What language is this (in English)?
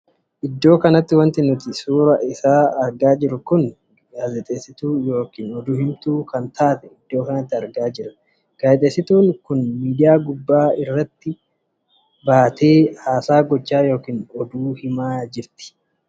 Oromo